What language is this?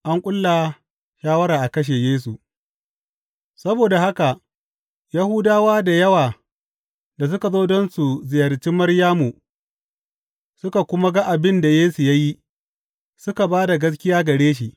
Hausa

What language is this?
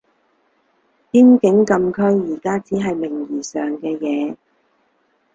Cantonese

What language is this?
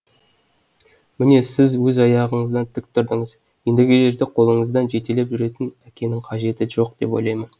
Kazakh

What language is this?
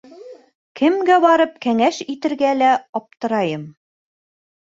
Bashkir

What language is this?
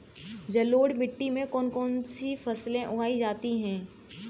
Hindi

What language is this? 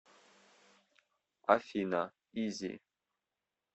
Russian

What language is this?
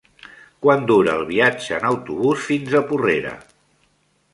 Catalan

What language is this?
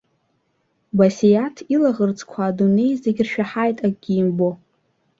Abkhazian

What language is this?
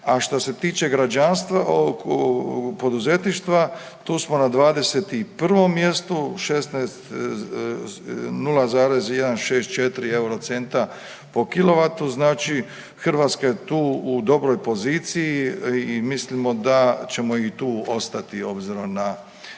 Croatian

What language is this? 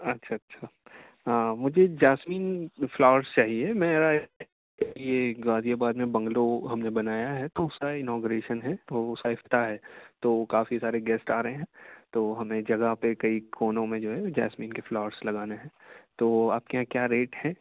Urdu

